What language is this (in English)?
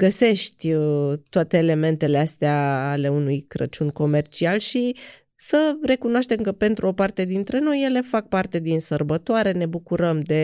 Romanian